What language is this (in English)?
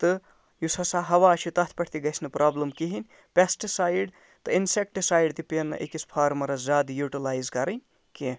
Kashmiri